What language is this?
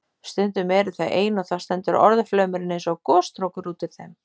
Icelandic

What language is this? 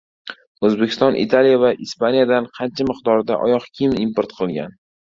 Uzbek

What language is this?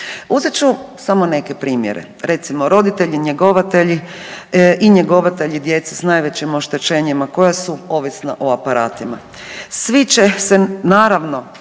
Croatian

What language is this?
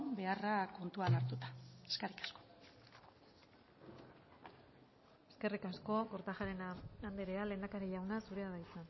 Basque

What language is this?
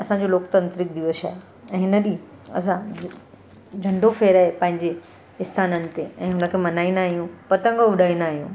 Sindhi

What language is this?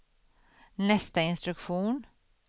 Swedish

